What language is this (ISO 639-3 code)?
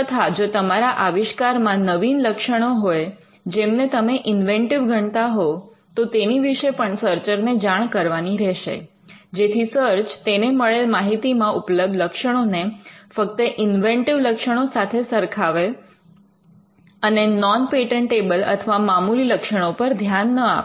guj